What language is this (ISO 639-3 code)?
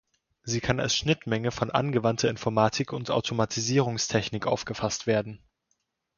deu